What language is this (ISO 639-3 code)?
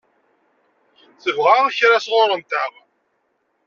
kab